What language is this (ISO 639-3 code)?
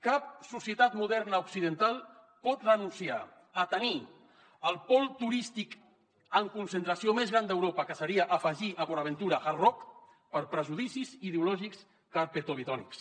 cat